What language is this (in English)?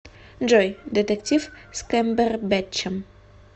Russian